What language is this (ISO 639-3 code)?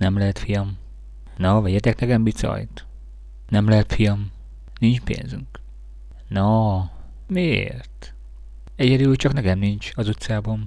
hun